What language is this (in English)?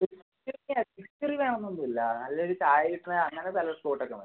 Malayalam